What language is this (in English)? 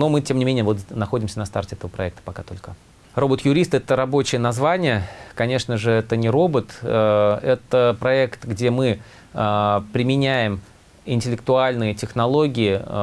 Russian